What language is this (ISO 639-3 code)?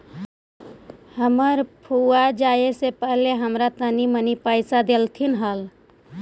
mag